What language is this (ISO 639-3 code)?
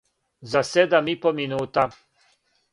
srp